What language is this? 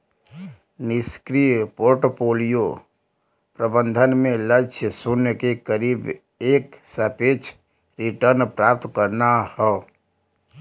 Bhojpuri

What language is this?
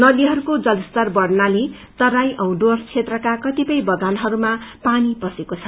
Nepali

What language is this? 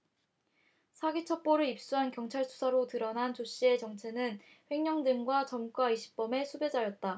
Korean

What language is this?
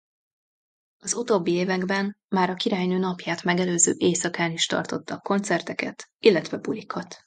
Hungarian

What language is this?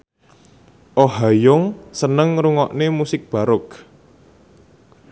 Javanese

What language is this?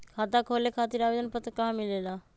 Magahi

